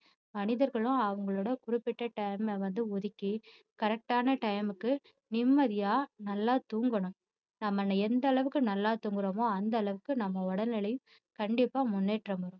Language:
Tamil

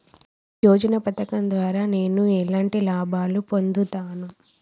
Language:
Telugu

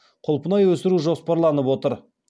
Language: Kazakh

